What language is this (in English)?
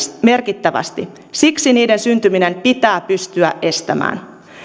Finnish